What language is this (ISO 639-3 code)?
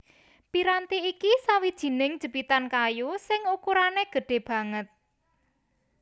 jav